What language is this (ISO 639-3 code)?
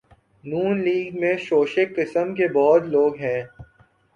urd